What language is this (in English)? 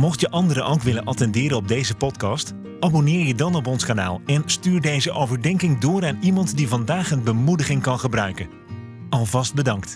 Dutch